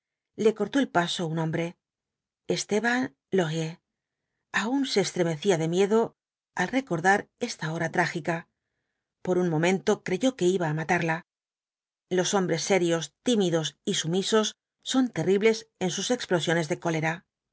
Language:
Spanish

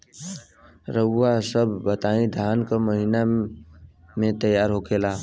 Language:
Bhojpuri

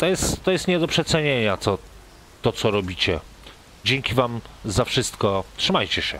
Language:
Polish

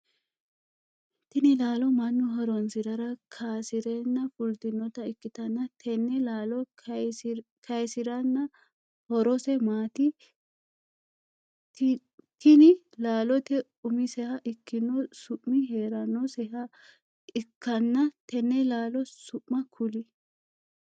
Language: Sidamo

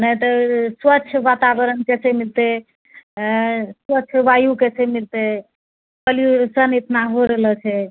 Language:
Maithili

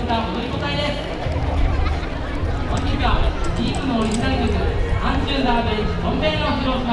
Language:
Japanese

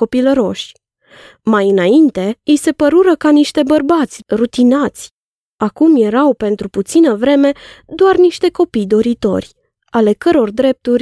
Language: Romanian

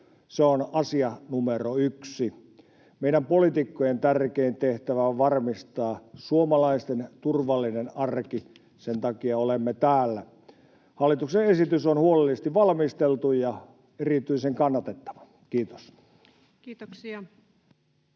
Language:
Finnish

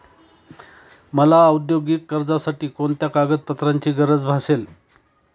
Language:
Marathi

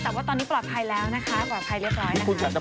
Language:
Thai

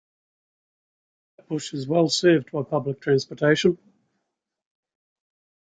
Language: English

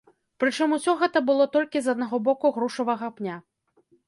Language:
Belarusian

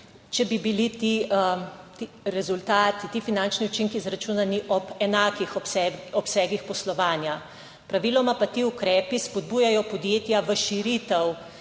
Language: Slovenian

